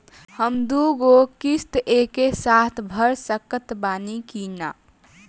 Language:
Bhojpuri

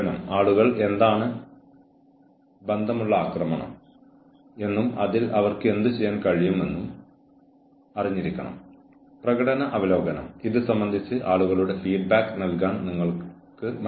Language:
Malayalam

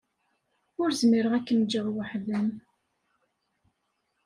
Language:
Kabyle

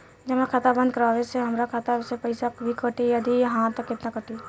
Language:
Bhojpuri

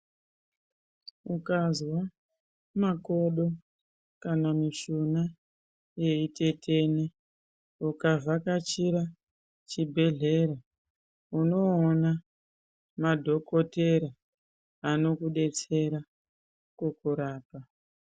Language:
Ndau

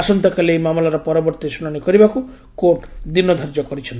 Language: Odia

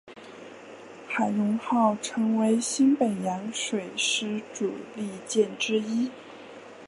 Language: Chinese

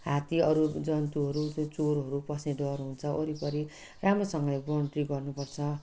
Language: Nepali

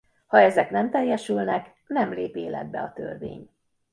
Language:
Hungarian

